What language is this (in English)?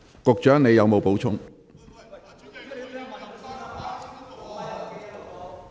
Cantonese